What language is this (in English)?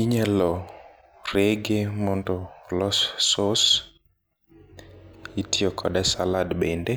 Luo (Kenya and Tanzania)